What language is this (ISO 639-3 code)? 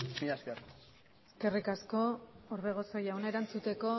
eus